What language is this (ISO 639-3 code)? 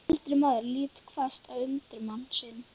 isl